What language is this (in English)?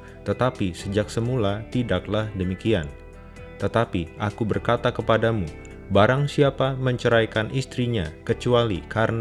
Indonesian